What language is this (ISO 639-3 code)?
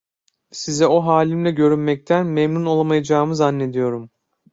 tur